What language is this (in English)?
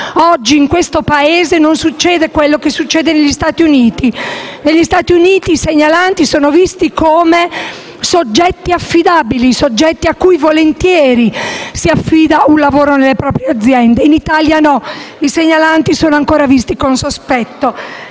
Italian